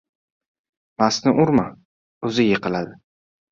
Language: Uzbek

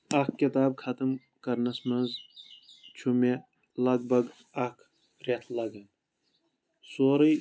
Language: Kashmiri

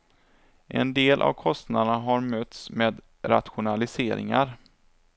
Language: Swedish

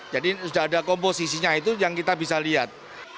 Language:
Indonesian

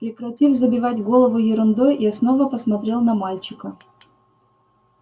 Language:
Russian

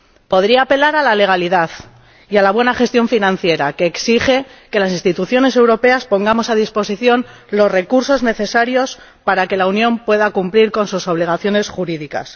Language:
Spanish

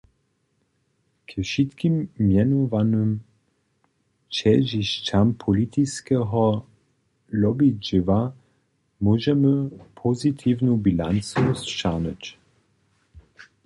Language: Upper Sorbian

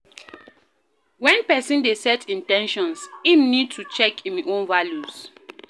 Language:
Nigerian Pidgin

